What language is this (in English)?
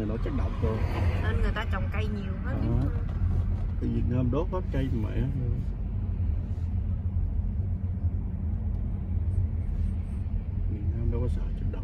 Vietnamese